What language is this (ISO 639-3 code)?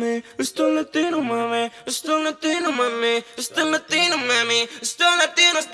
kor